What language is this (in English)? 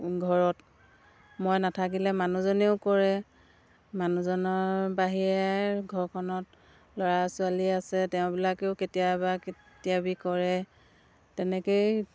Assamese